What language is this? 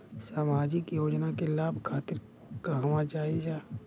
Bhojpuri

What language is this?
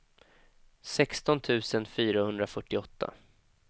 Swedish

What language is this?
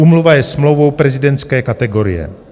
Czech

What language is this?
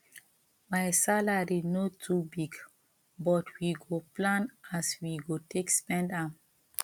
Nigerian Pidgin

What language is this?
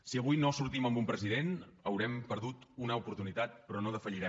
Catalan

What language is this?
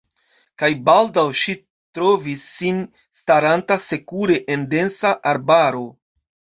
Esperanto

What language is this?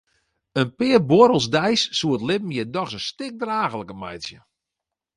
Western Frisian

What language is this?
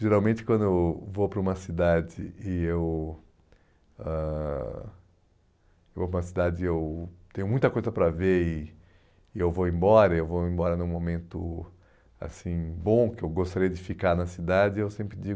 Portuguese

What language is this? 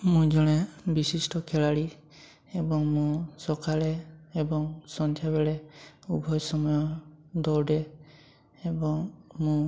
Odia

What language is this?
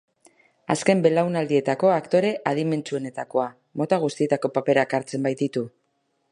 Basque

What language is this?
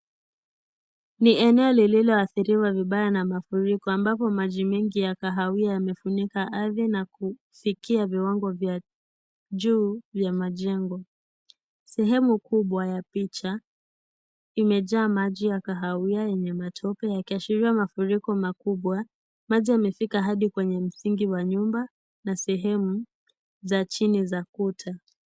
Swahili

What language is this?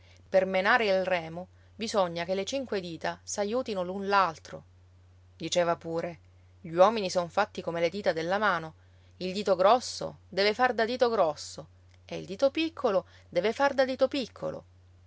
Italian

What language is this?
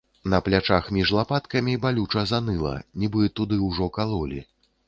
Belarusian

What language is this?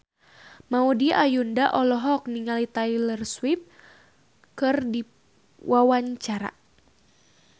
Sundanese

